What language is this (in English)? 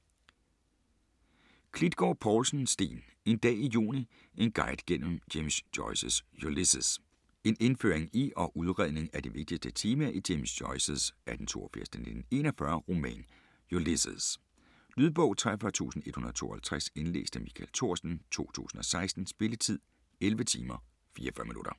Danish